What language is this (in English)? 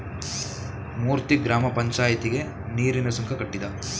Kannada